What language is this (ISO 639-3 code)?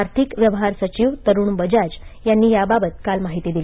mar